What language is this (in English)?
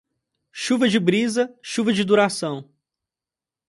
Portuguese